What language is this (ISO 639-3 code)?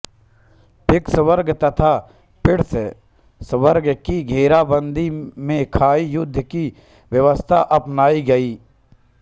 hin